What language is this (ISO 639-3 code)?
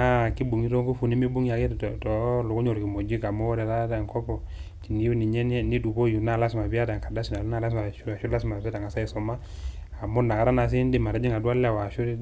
mas